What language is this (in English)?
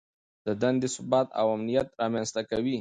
Pashto